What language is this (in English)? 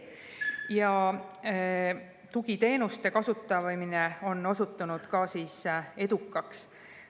Estonian